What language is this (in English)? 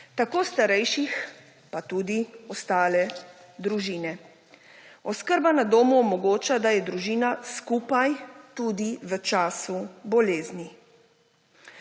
Slovenian